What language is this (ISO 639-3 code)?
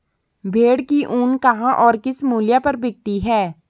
hin